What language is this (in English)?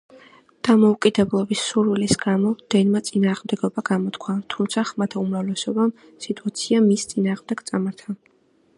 Georgian